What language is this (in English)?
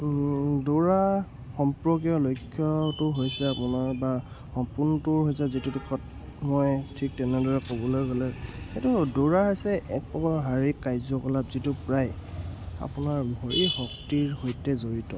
Assamese